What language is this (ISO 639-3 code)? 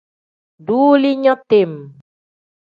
kdh